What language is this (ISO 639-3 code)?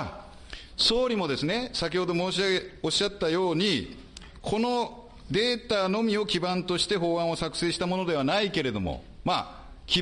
jpn